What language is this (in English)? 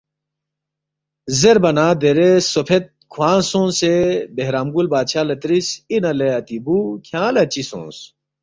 Balti